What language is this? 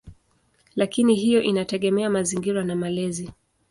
Swahili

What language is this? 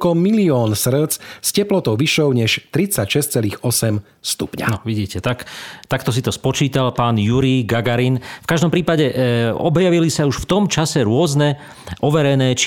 Slovak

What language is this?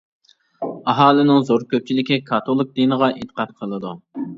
Uyghur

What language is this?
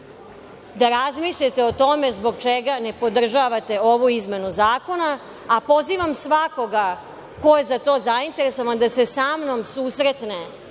Serbian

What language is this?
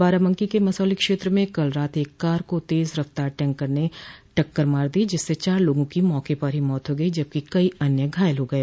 Hindi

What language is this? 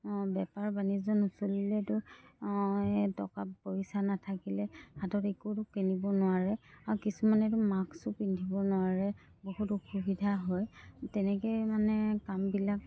Assamese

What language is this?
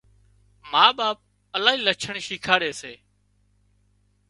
Wadiyara Koli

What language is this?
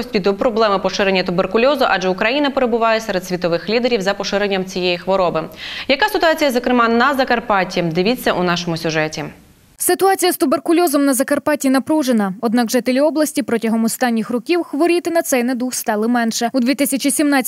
Ukrainian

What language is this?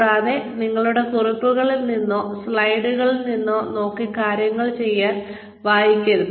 Malayalam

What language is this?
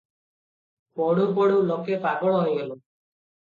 Odia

